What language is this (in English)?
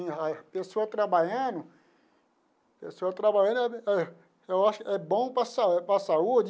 Portuguese